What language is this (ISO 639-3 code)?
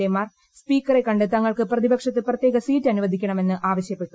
mal